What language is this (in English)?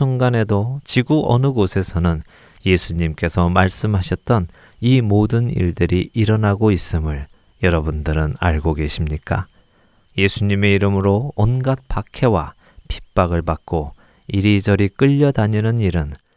Korean